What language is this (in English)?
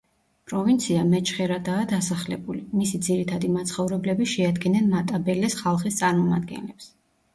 Georgian